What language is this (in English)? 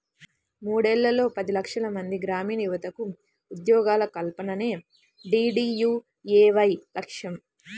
Telugu